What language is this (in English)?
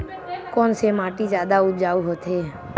Chhattisgarhi